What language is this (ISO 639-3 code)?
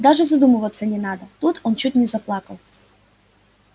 rus